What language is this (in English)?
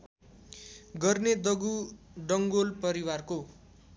Nepali